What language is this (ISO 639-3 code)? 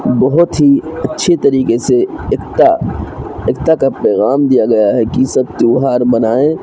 urd